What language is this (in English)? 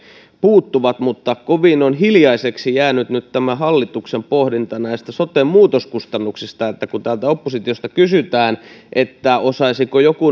Finnish